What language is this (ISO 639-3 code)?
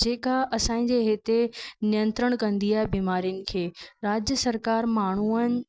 snd